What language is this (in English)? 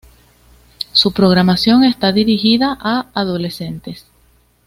Spanish